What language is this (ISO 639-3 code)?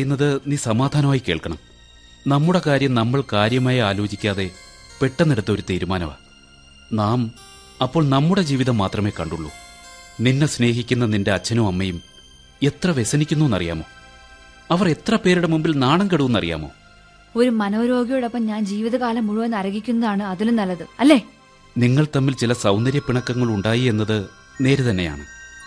mal